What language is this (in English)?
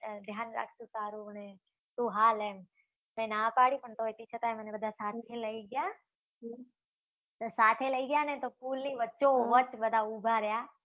Gujarati